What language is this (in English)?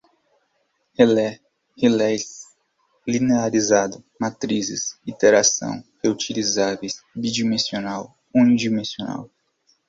Portuguese